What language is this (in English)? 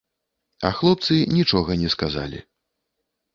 Belarusian